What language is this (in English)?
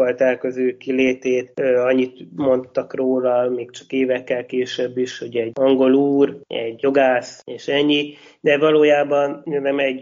Hungarian